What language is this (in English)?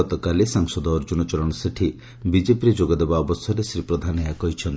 Odia